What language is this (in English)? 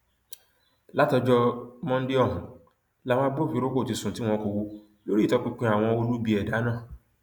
Yoruba